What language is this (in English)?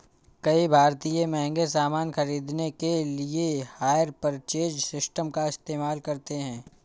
Hindi